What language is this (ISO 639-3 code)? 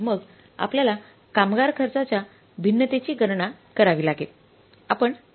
mar